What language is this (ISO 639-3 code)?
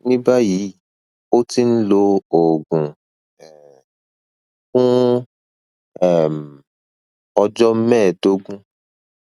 yor